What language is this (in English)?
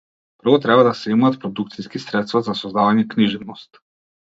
Macedonian